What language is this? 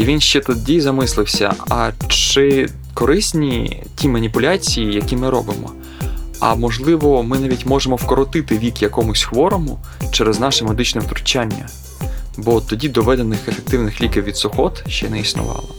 Ukrainian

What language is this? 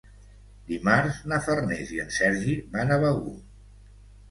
Catalan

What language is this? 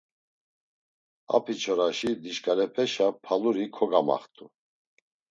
Laz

